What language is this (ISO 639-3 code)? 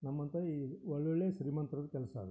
kan